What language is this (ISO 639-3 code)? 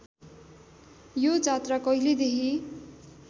nep